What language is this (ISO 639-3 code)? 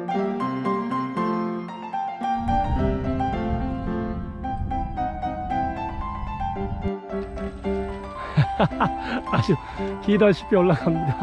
kor